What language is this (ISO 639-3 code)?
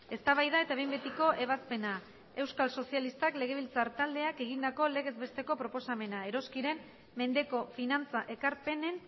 eus